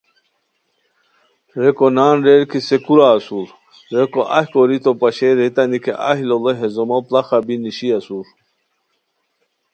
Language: Khowar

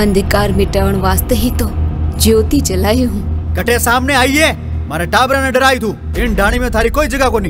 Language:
Hindi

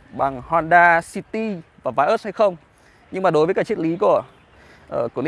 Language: Vietnamese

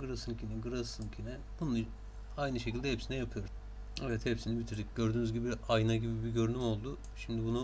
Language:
Turkish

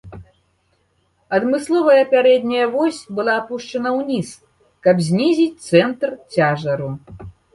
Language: Belarusian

